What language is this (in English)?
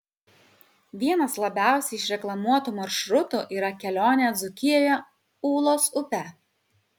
Lithuanian